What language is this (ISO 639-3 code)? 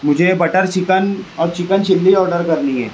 urd